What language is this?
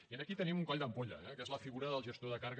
Catalan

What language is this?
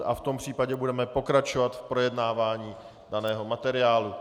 Czech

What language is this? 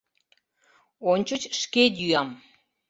Mari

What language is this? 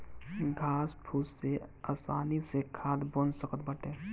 Bhojpuri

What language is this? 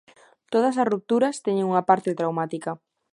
Galician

